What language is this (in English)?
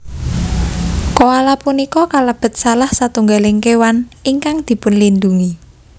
Javanese